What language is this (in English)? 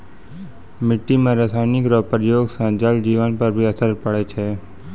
Maithili